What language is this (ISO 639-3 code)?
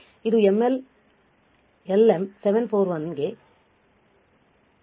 kan